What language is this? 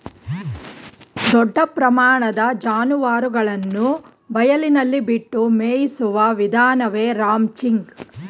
Kannada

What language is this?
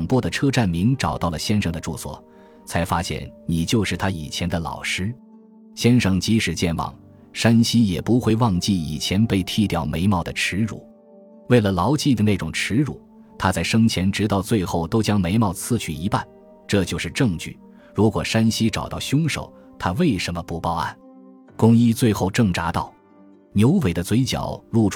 Chinese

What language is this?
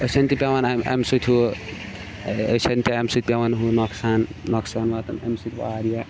Kashmiri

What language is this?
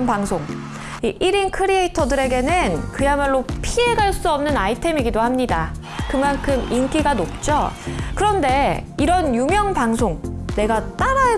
Korean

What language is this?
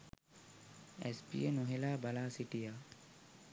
Sinhala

